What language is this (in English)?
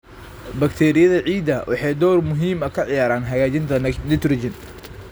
Somali